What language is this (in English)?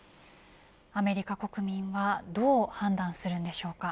Japanese